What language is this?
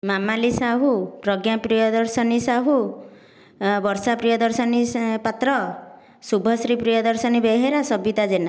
Odia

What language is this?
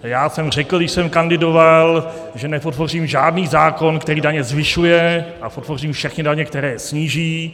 Czech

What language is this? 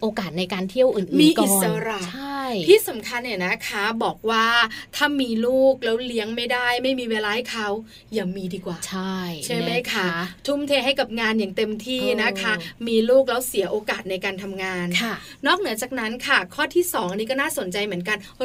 Thai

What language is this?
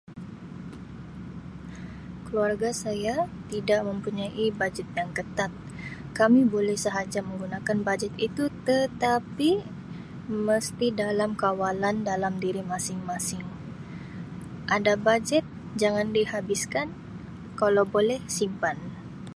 Sabah Malay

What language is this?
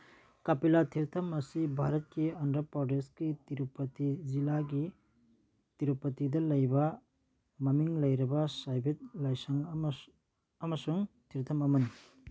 Manipuri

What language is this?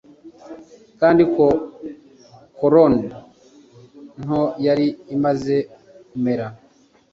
Kinyarwanda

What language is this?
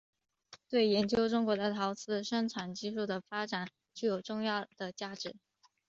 Chinese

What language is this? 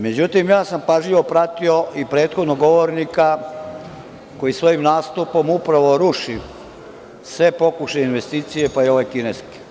Serbian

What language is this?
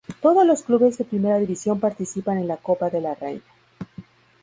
Spanish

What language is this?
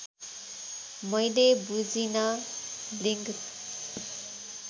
Nepali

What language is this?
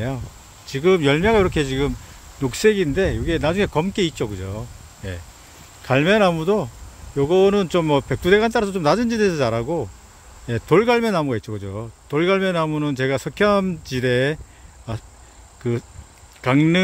Korean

